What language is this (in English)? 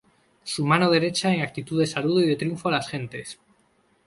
Spanish